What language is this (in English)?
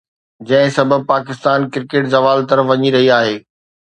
Sindhi